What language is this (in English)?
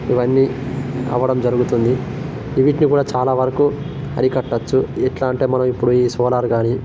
Telugu